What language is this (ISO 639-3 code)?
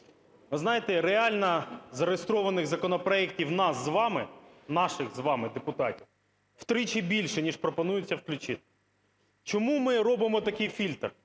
ukr